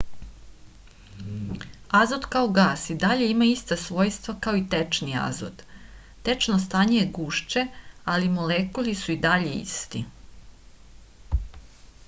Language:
Serbian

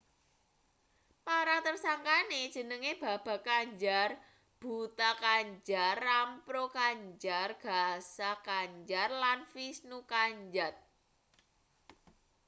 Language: Javanese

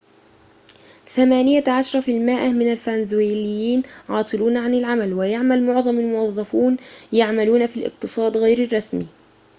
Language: Arabic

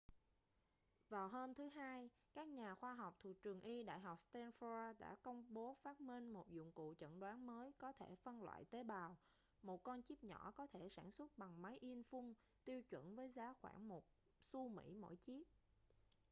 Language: Vietnamese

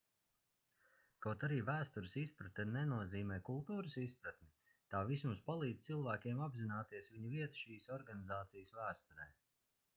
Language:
Latvian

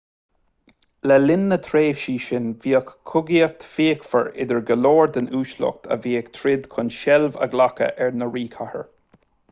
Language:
Irish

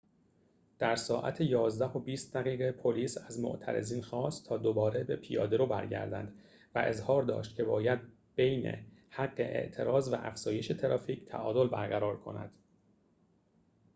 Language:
Persian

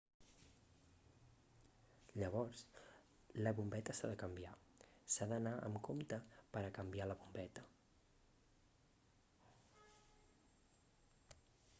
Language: Catalan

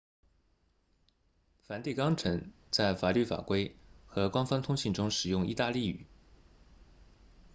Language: Chinese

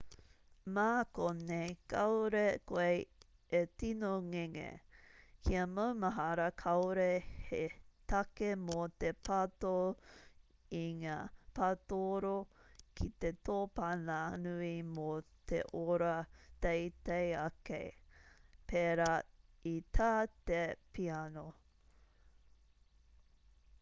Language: Māori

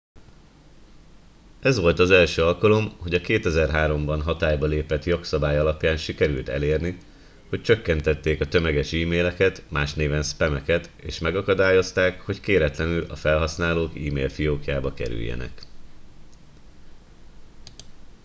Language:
Hungarian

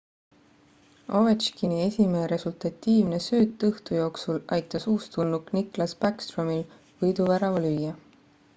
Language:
Estonian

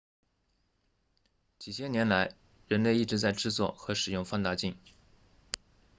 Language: Chinese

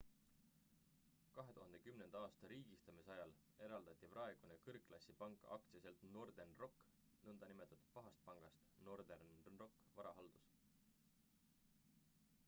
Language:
Estonian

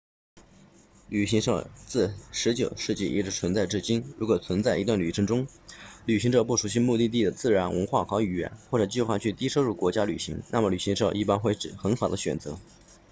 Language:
Chinese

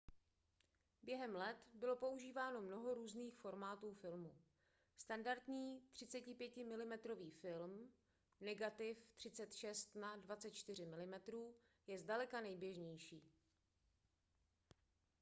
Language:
Czech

